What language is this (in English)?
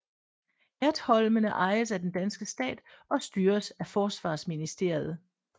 Danish